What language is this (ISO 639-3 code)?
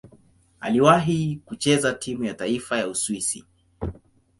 swa